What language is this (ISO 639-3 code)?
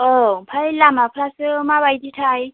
brx